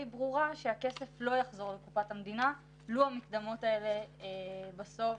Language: Hebrew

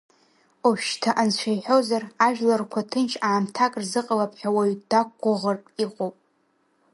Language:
Abkhazian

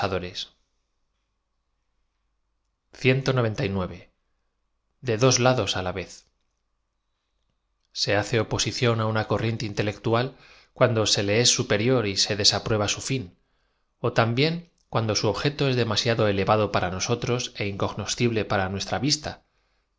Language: Spanish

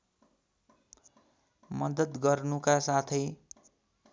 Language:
Nepali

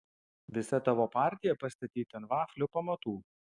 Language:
Lithuanian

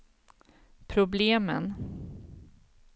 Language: Swedish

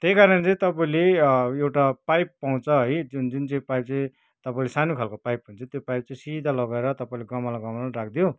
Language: Nepali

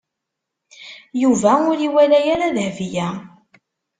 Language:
Kabyle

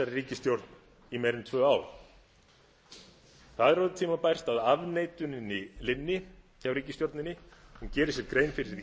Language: Icelandic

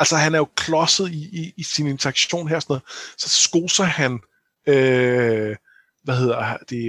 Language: Danish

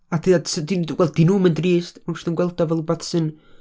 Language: Welsh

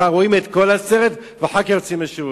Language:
Hebrew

